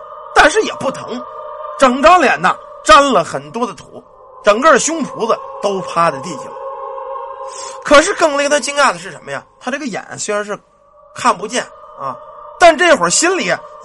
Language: Chinese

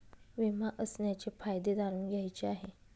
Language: Marathi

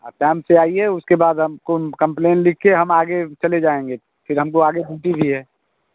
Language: Hindi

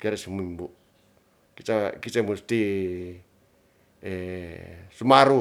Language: Ratahan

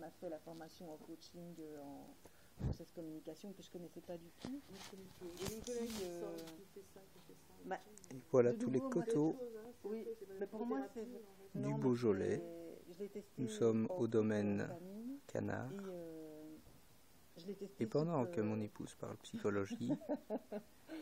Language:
French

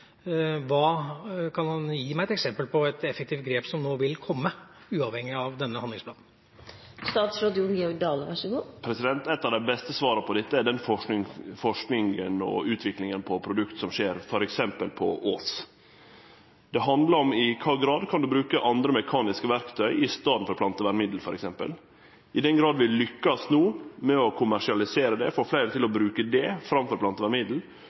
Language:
Norwegian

